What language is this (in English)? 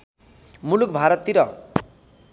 Nepali